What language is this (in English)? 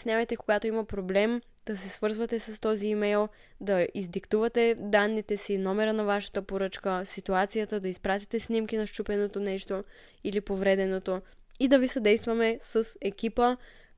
Bulgarian